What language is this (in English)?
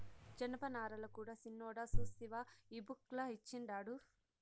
Telugu